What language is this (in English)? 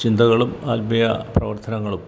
Malayalam